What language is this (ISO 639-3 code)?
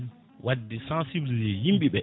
ful